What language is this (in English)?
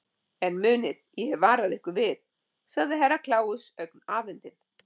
Icelandic